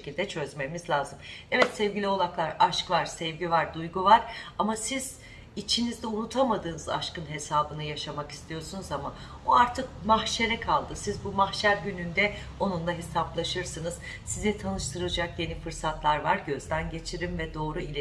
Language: Turkish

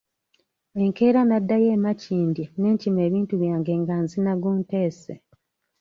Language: Ganda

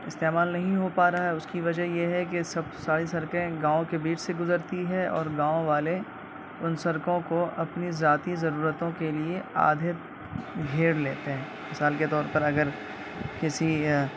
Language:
Urdu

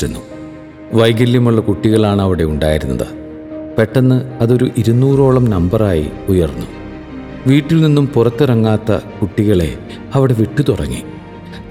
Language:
Malayalam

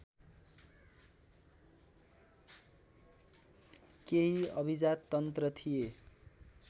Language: Nepali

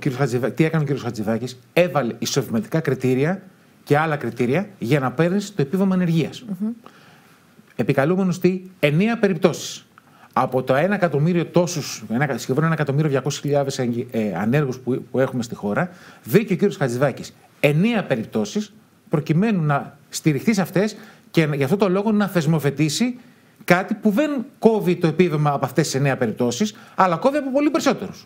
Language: Greek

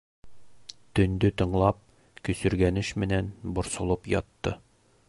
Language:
Bashkir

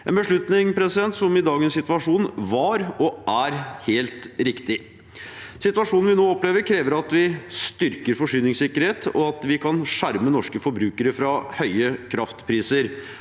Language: Norwegian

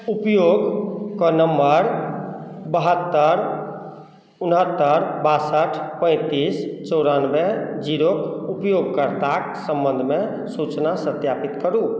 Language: Maithili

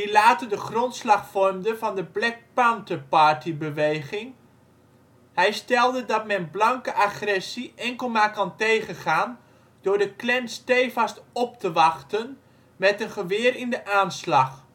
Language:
Dutch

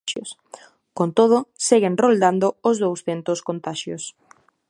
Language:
Galician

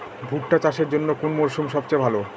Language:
Bangla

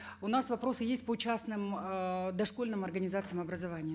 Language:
Kazakh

